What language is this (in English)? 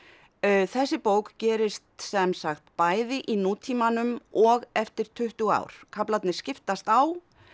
Icelandic